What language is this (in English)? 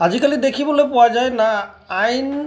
Assamese